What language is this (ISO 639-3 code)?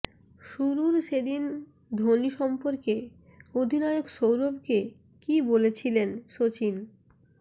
ben